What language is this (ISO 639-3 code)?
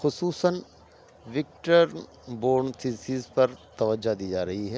urd